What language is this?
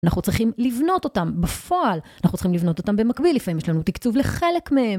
Hebrew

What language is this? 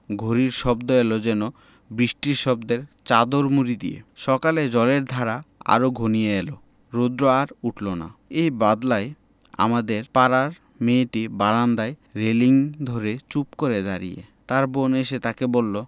Bangla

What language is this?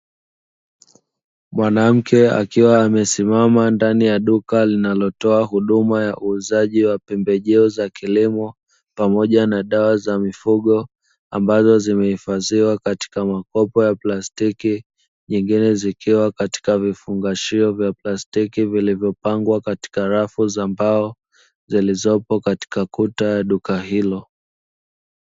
Swahili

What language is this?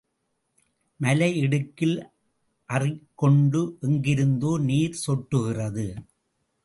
Tamil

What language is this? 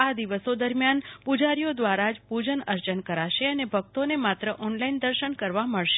Gujarati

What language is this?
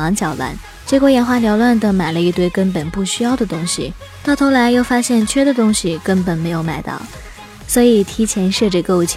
Chinese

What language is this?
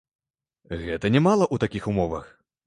Belarusian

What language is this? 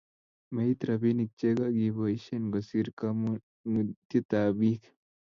Kalenjin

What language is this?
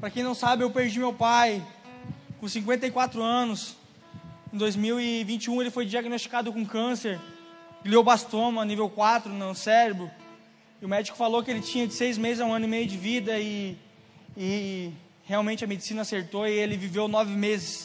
Portuguese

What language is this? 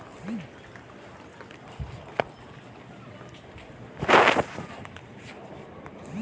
Chhattisgarhi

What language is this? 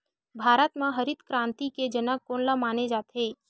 Chhattisgarhi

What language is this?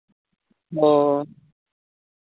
Santali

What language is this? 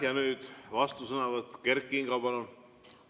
Estonian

